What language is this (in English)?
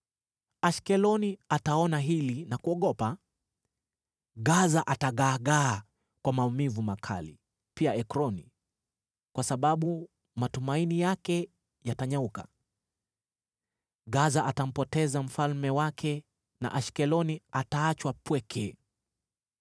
Swahili